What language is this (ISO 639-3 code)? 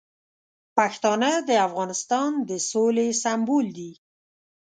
pus